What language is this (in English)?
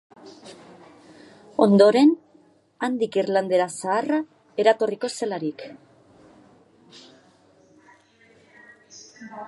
Basque